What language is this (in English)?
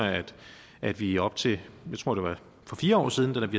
Danish